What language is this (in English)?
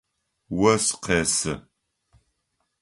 Adyghe